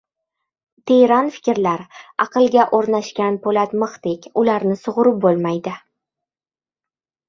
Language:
Uzbek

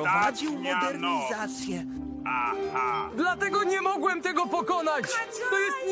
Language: Polish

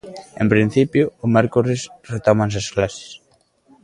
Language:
Galician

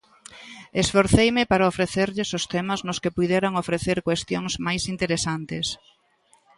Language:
Galician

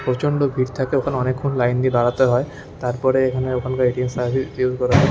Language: Bangla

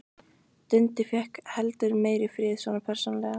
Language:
Icelandic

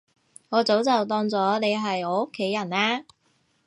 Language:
Cantonese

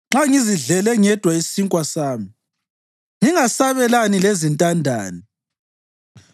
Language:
North Ndebele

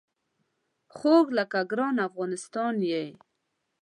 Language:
Pashto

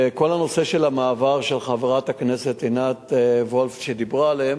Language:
Hebrew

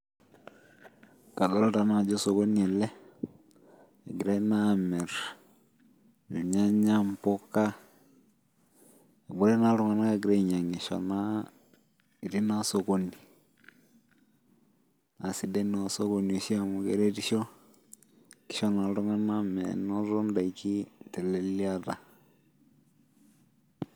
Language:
Masai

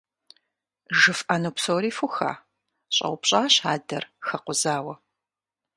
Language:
Kabardian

